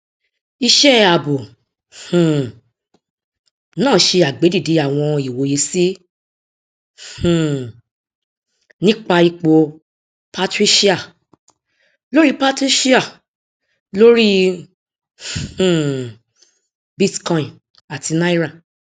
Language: Yoruba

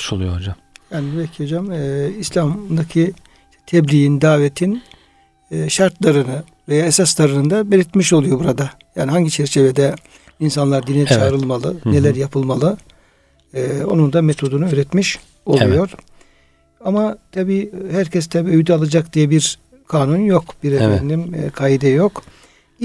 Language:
Turkish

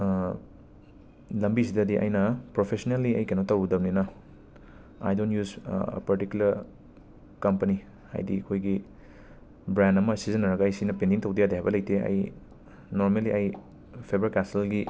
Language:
Manipuri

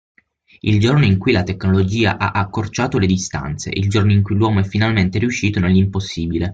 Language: Italian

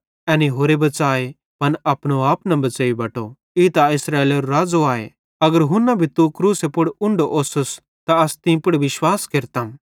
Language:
Bhadrawahi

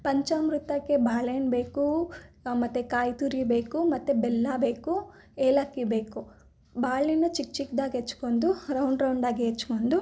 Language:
Kannada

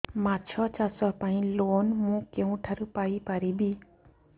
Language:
Odia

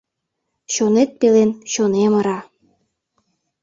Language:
Mari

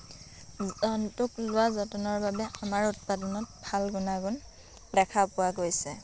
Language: Assamese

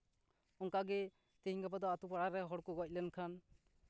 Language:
Santali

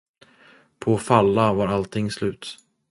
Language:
Swedish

